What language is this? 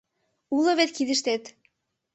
Mari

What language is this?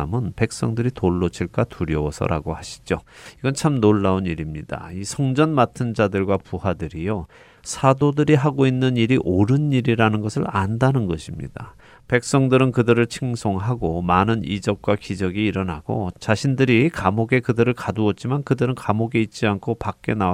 Korean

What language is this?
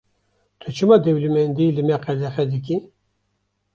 Kurdish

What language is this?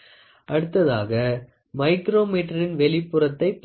Tamil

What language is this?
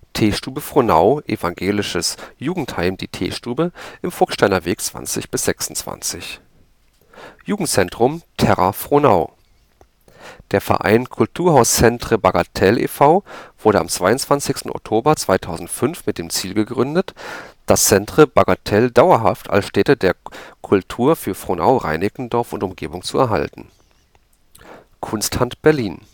German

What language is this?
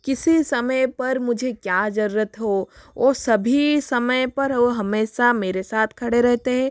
Hindi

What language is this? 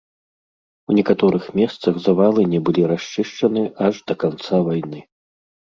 Belarusian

